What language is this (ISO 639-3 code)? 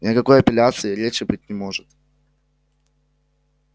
rus